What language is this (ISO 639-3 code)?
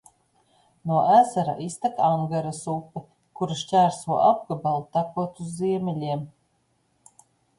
lav